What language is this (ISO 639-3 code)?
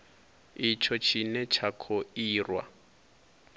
ven